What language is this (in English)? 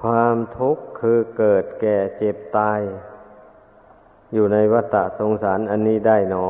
Thai